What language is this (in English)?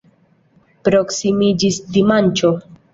Esperanto